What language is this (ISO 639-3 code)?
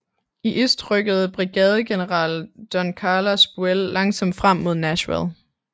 dan